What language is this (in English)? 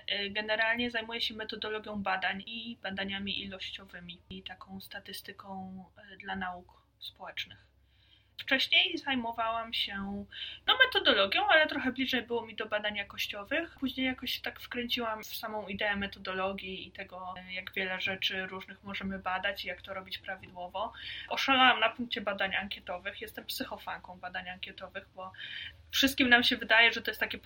Polish